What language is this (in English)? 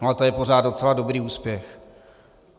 Czech